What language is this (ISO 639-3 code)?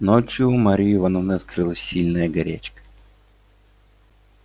rus